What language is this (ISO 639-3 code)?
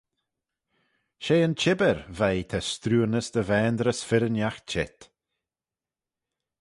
glv